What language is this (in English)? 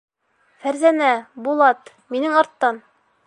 Bashkir